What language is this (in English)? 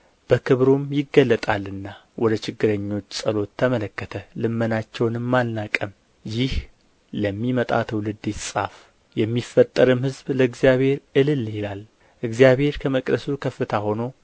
Amharic